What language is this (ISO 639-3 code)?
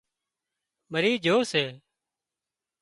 kxp